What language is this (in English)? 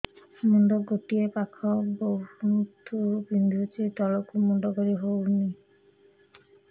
Odia